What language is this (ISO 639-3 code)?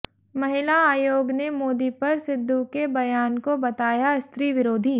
hin